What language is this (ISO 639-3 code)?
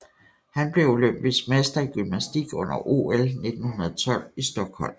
dan